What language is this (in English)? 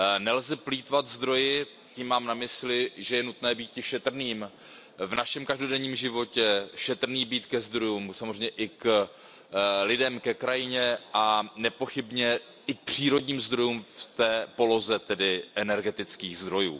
Czech